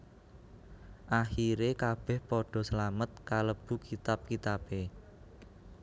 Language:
Javanese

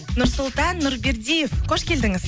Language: Kazakh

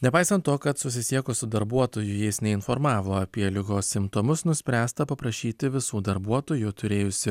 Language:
Lithuanian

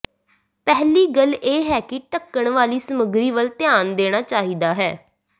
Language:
Punjabi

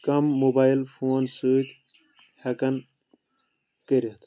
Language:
Kashmiri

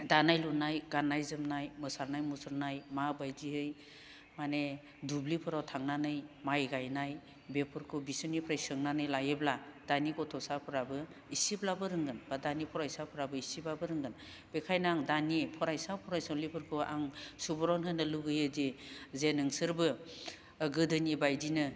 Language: Bodo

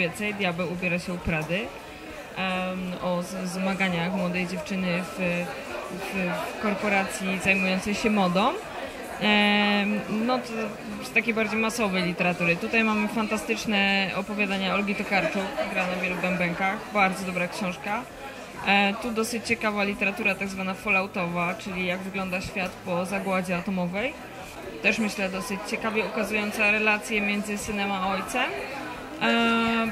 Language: Polish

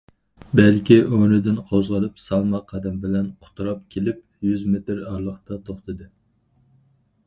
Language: Uyghur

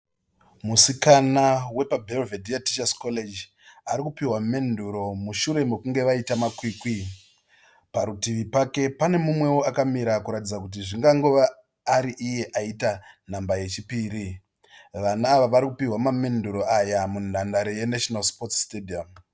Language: Shona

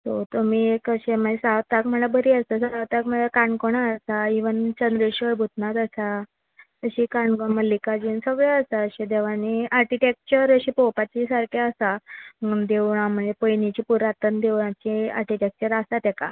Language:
Konkani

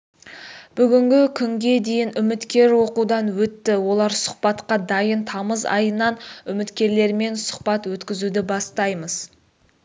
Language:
Kazakh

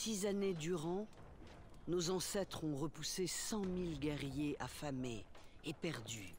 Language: French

